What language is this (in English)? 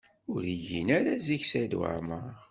Kabyle